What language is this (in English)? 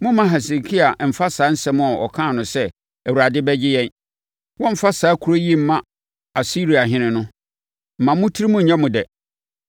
Akan